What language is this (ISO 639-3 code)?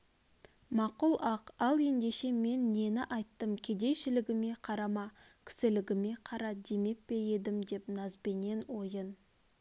kaz